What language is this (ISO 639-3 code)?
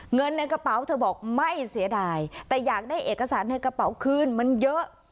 tha